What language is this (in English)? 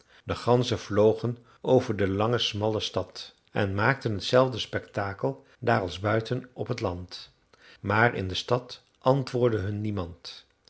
Dutch